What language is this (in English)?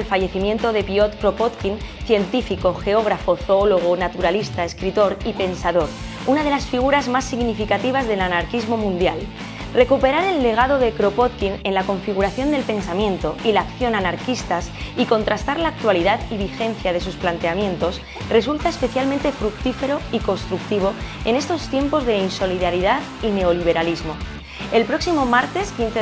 Spanish